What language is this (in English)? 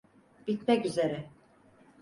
Turkish